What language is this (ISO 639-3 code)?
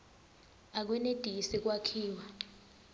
ssw